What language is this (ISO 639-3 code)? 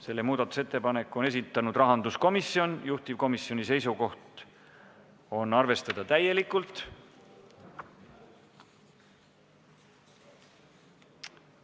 est